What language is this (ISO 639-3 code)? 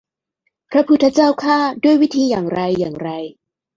tha